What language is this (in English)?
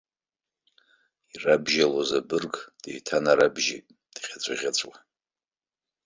Abkhazian